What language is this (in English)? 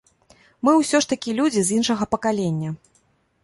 Belarusian